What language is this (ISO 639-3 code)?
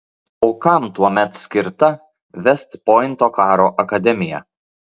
lit